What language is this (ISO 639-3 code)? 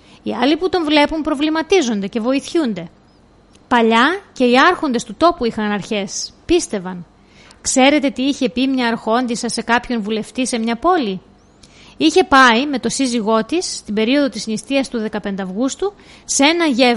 ell